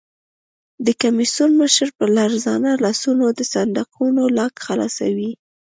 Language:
Pashto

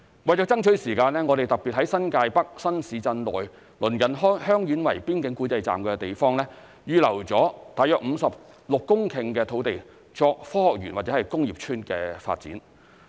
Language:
Cantonese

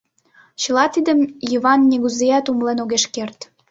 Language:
Mari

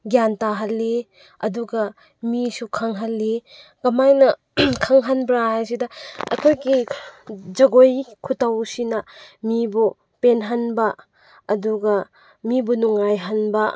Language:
Manipuri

